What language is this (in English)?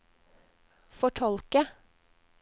Norwegian